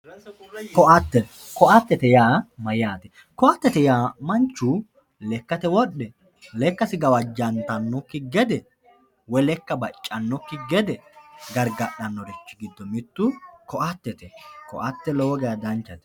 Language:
Sidamo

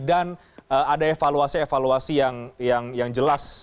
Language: Indonesian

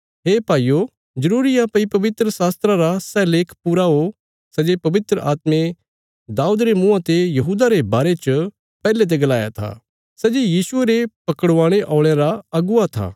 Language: Bilaspuri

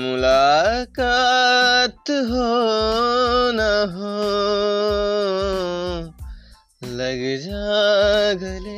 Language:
Bangla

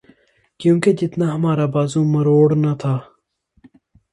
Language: Urdu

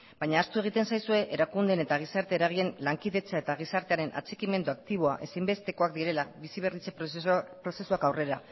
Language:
Basque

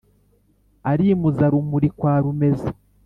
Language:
Kinyarwanda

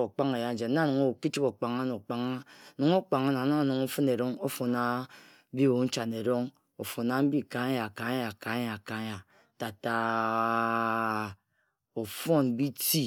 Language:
Ejagham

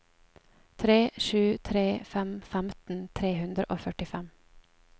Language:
Norwegian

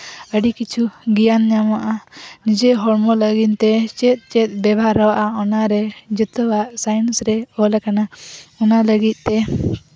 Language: Santali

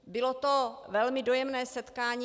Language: Czech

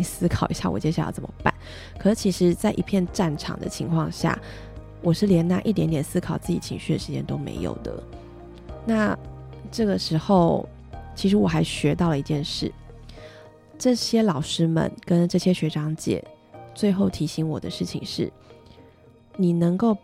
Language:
Chinese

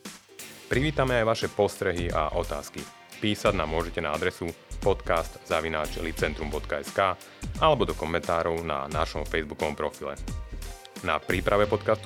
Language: Slovak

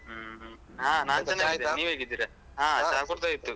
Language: Kannada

